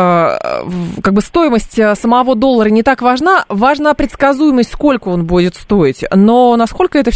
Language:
Russian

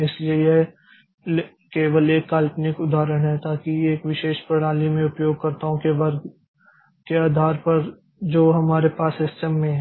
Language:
Hindi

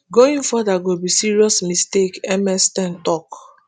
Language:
Nigerian Pidgin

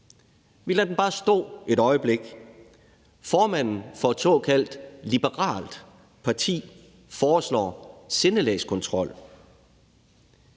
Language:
Danish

